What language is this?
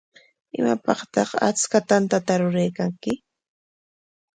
Corongo Ancash Quechua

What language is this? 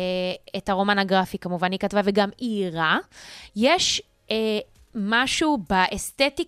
Hebrew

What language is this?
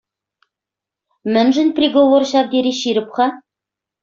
Chuvash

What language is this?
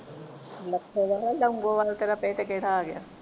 Punjabi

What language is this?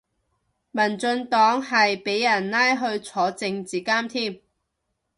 Cantonese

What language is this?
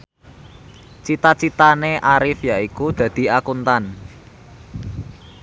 Javanese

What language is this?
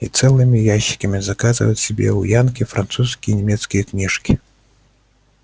Russian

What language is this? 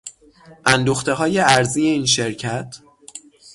Persian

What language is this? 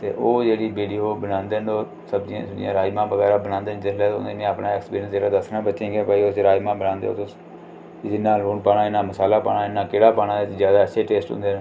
Dogri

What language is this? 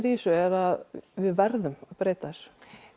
Icelandic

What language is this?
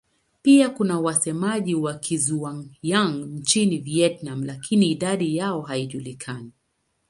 Swahili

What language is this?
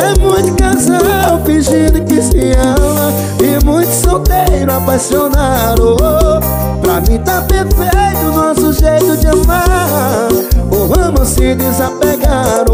Portuguese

